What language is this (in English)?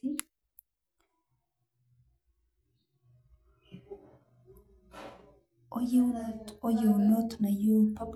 Masai